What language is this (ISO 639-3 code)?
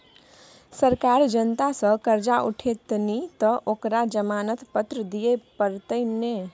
mai